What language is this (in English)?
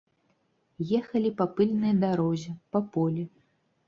Belarusian